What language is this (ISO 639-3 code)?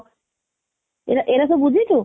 ori